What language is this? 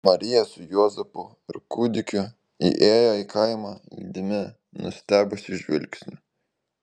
Lithuanian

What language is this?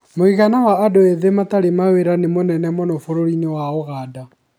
Kikuyu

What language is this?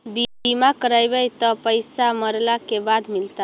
Magahi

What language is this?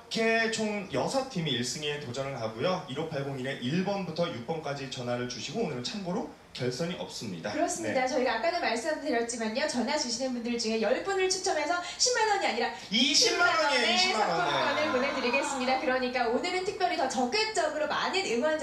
Korean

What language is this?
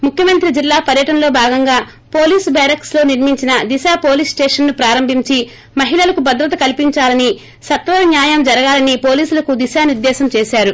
Telugu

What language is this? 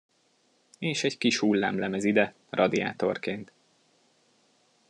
Hungarian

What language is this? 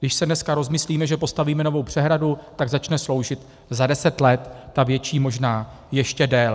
Czech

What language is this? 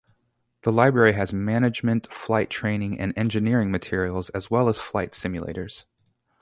English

